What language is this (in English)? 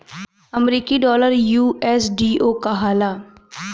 Bhojpuri